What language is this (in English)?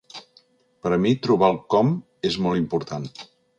Catalan